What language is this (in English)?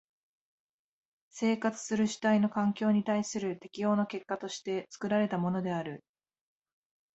Japanese